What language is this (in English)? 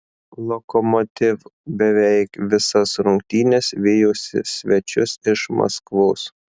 Lithuanian